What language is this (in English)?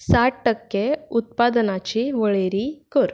Konkani